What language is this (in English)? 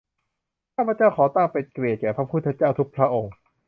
Thai